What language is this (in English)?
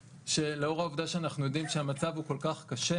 Hebrew